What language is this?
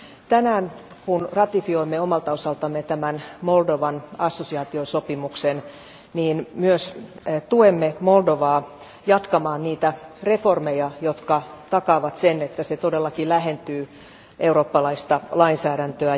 Finnish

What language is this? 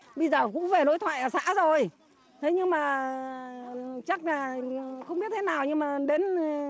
Vietnamese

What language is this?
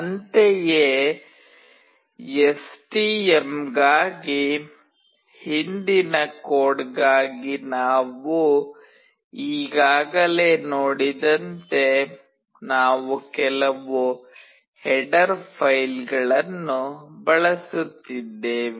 Kannada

